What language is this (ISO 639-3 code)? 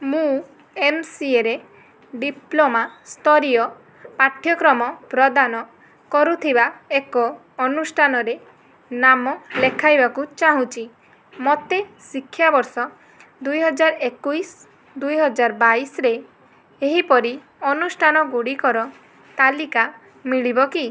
ori